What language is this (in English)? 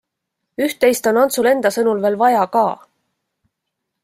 Estonian